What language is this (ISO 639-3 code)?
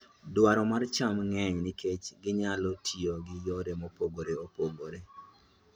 luo